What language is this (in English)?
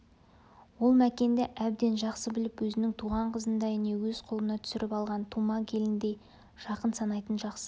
Kazakh